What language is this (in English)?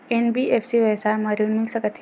Chhattisgarhi